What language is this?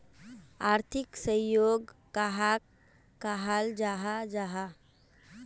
Magahi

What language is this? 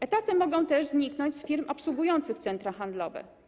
Polish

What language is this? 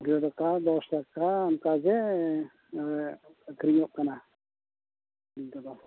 Santali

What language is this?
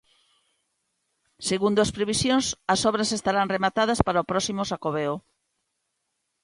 Galician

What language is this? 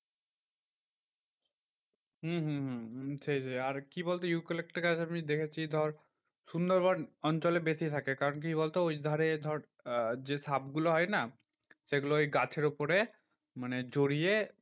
Bangla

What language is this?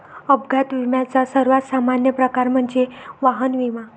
Marathi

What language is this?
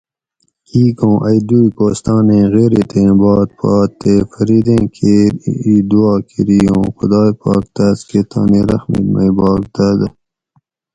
Gawri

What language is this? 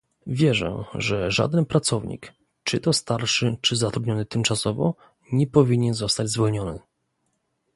Polish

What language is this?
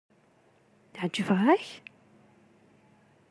Kabyle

